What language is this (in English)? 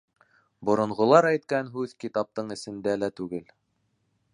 Bashkir